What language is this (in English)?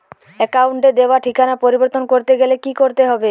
Bangla